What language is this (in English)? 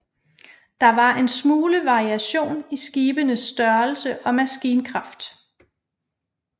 Danish